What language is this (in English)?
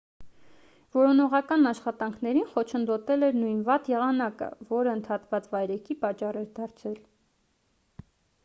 Armenian